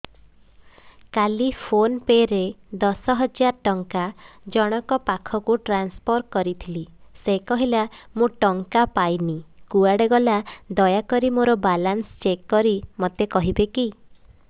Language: Odia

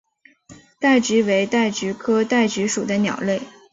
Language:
Chinese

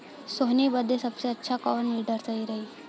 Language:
Bhojpuri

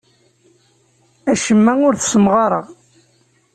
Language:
Kabyle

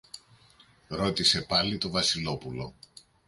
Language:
Greek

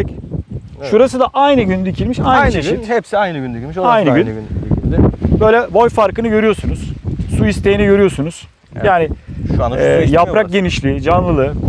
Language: Turkish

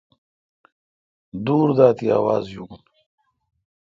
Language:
Kalkoti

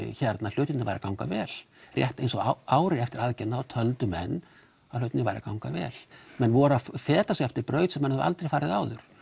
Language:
Icelandic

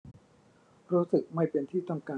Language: Thai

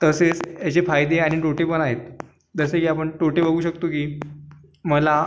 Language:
Marathi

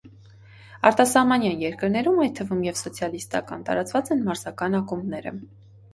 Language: Armenian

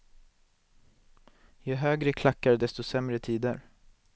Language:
Swedish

